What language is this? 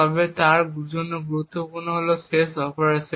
Bangla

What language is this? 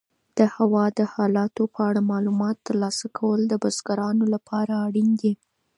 Pashto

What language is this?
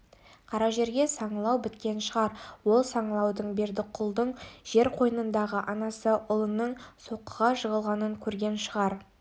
Kazakh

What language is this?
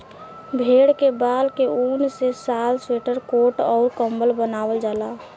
Bhojpuri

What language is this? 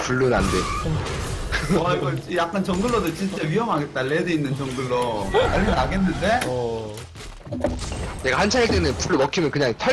Korean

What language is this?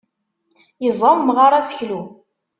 Kabyle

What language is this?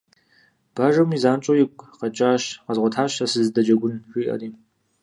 Kabardian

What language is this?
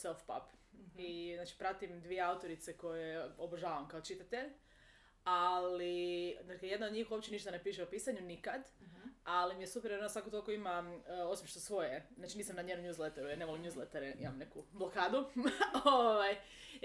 Croatian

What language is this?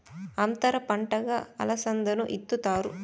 Telugu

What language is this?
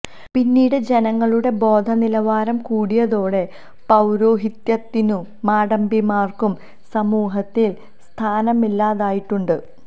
Malayalam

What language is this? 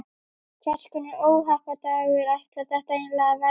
Icelandic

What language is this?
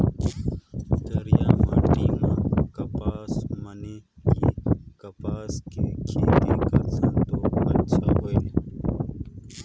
Chhattisgarhi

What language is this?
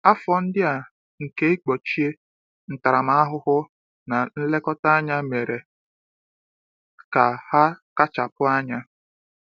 Igbo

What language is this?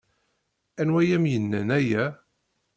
Kabyle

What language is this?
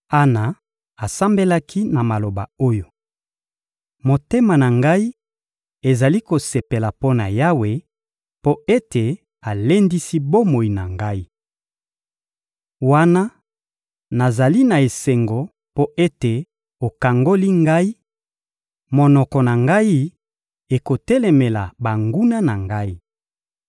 Lingala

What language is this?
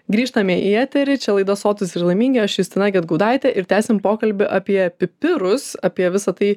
Lithuanian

